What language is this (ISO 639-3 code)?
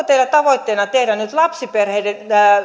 fin